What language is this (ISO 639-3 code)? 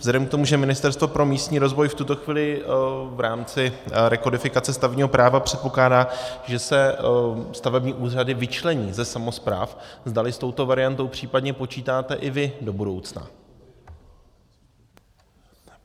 ces